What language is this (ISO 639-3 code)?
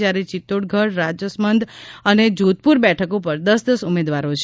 guj